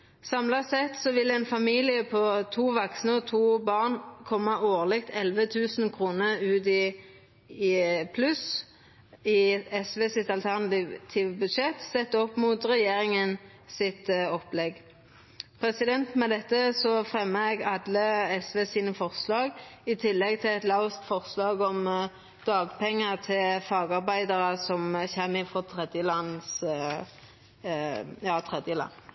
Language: Norwegian Nynorsk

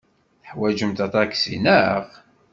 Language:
Kabyle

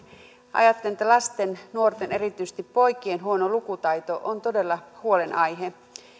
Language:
Finnish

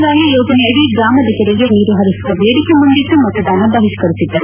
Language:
Kannada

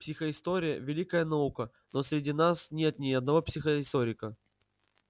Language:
Russian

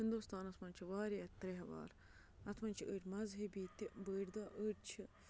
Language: Kashmiri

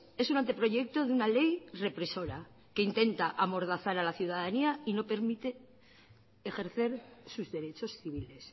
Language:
Spanish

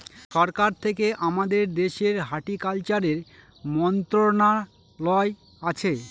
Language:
Bangla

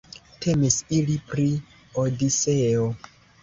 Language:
Esperanto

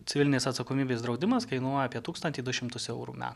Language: Lithuanian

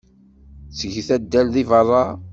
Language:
Kabyle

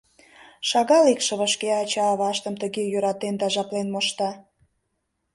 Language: Mari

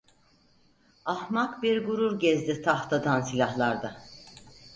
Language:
Turkish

